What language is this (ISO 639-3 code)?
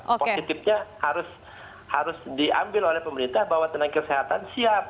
ind